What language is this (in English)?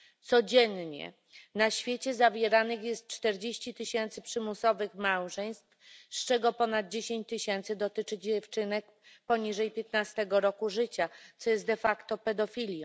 Polish